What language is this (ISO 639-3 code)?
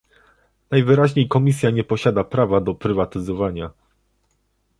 pol